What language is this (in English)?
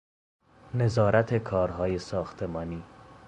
Persian